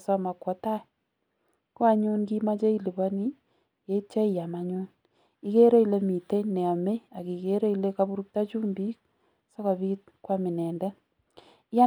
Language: Kalenjin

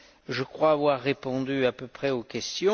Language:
French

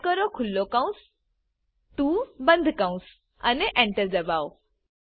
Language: Gujarati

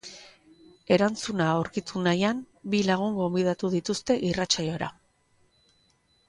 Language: Basque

